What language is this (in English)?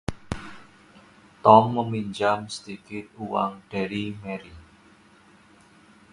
Indonesian